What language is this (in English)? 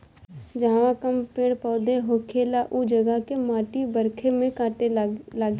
Bhojpuri